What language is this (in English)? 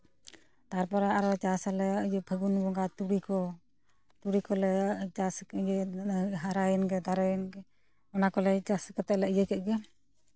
Santali